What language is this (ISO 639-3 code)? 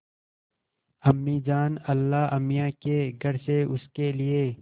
hin